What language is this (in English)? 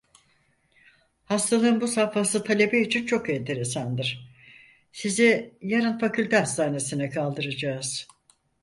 Turkish